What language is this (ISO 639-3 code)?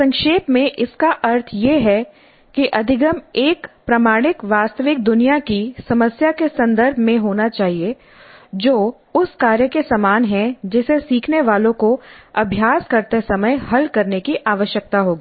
hin